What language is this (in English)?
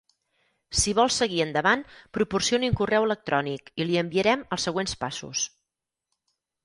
Catalan